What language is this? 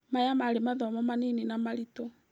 Kikuyu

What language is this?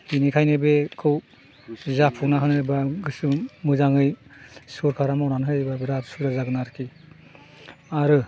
Bodo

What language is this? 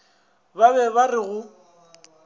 Northern Sotho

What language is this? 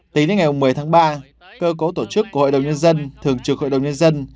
Vietnamese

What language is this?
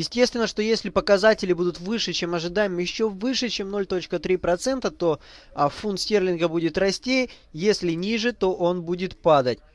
Russian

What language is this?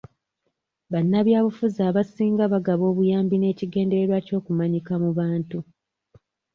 Ganda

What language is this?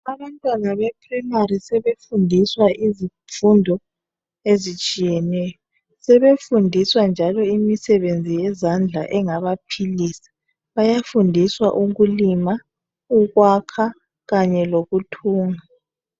North Ndebele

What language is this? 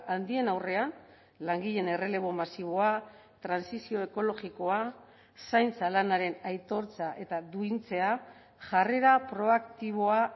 Basque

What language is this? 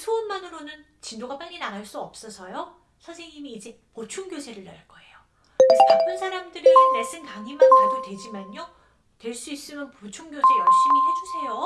Korean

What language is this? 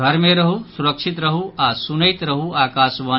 Maithili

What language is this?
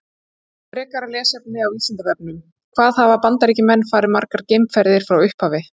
Icelandic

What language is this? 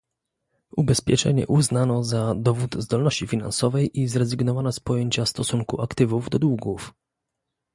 Polish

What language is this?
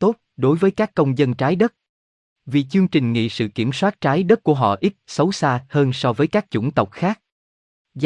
Vietnamese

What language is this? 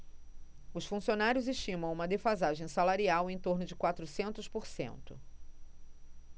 Portuguese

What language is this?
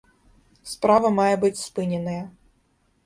Belarusian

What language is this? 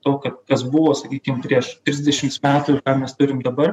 Lithuanian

